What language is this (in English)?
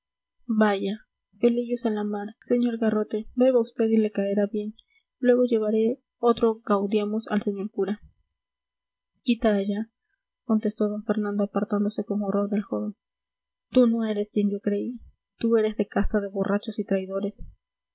Spanish